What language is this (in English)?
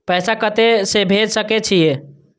Maithili